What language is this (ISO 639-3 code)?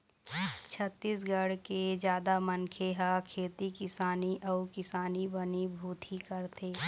hne